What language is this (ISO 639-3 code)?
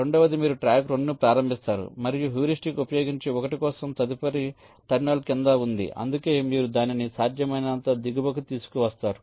tel